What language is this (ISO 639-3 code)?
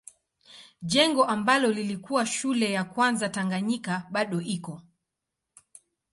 swa